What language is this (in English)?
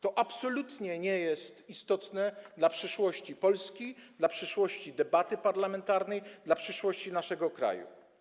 Polish